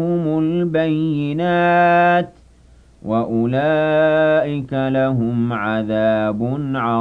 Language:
Arabic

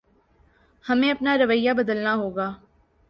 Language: Urdu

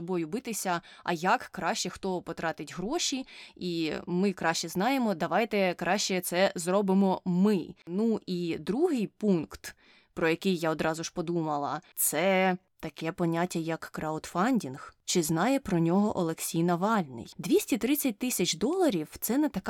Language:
Ukrainian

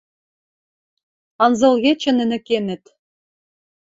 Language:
Western Mari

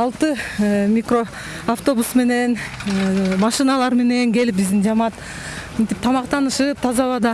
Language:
Turkish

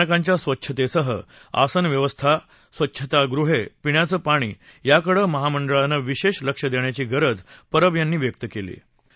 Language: Marathi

